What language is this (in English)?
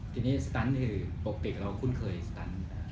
Thai